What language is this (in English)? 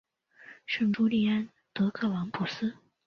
Chinese